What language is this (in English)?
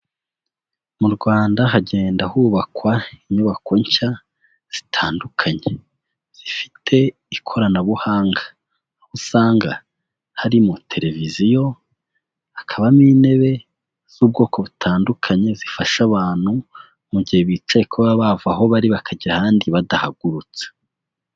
Kinyarwanda